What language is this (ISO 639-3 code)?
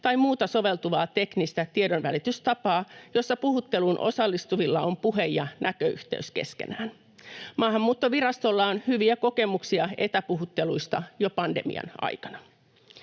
fin